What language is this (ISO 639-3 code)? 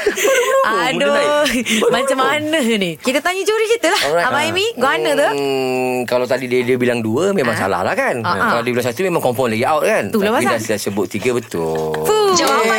msa